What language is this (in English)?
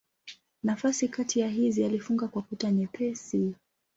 Swahili